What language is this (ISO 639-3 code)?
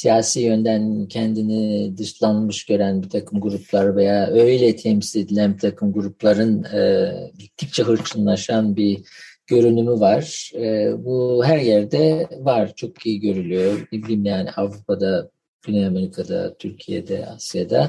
tur